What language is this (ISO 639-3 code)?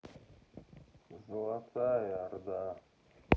rus